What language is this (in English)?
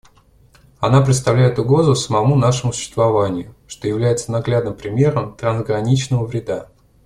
Russian